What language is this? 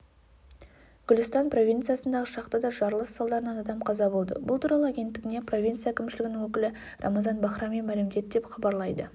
Kazakh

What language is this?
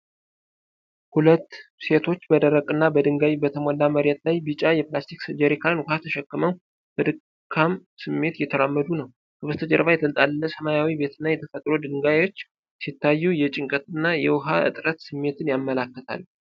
Amharic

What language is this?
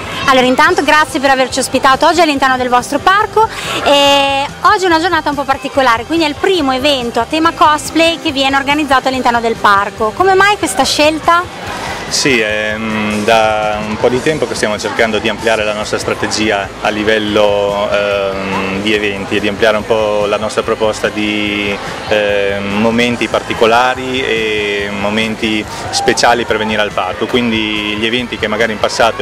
Italian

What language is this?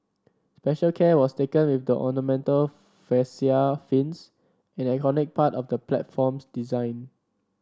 English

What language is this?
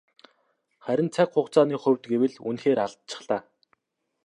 Mongolian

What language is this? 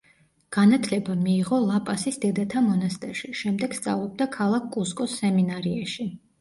Georgian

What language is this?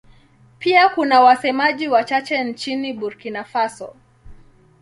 Swahili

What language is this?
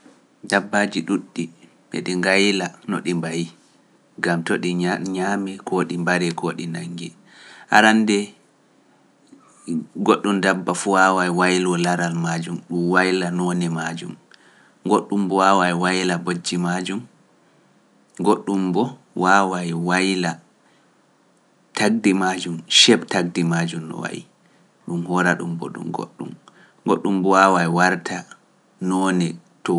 Pular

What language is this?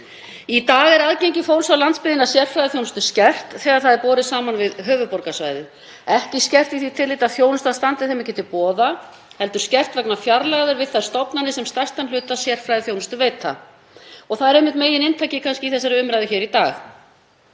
Icelandic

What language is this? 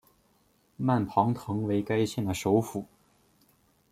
Chinese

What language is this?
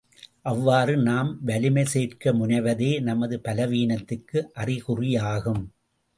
Tamil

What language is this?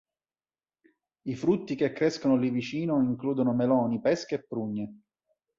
Italian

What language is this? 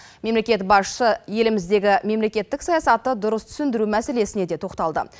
Kazakh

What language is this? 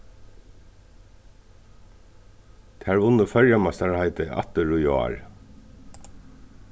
Faroese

